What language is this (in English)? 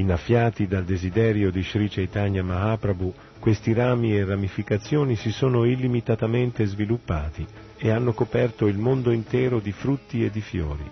Italian